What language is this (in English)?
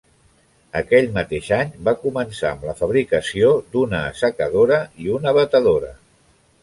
Catalan